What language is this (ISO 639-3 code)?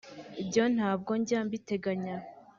kin